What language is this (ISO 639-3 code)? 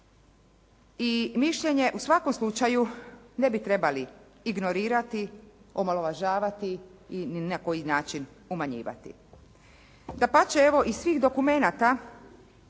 hrv